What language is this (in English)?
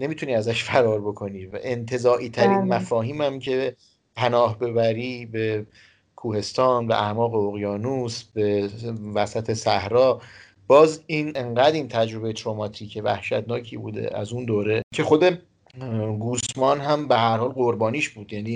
Persian